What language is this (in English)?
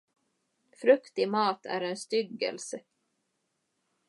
Swedish